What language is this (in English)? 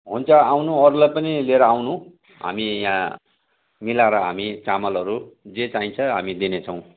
Nepali